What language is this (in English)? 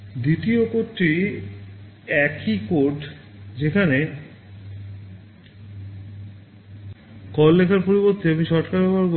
Bangla